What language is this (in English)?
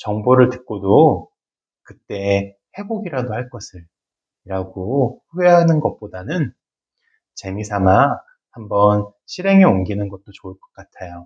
Korean